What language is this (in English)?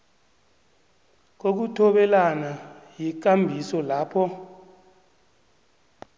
South Ndebele